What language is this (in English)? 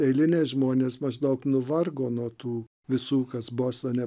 Lithuanian